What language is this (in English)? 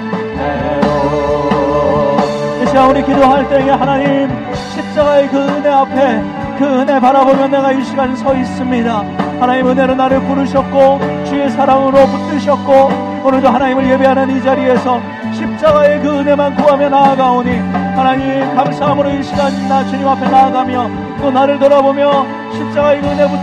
Korean